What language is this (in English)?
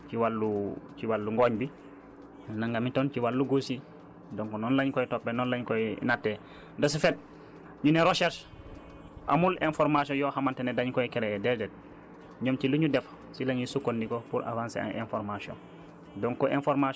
Wolof